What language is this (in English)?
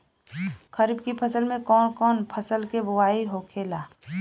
Bhojpuri